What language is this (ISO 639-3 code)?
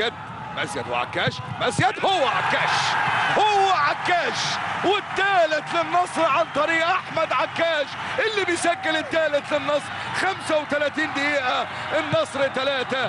ara